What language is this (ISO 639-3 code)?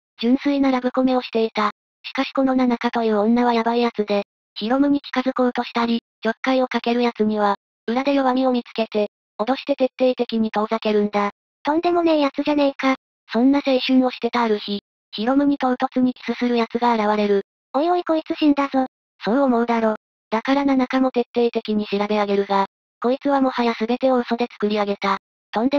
jpn